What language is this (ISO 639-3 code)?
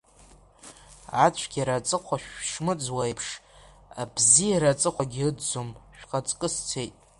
abk